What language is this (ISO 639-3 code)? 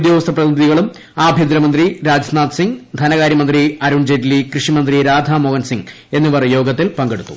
mal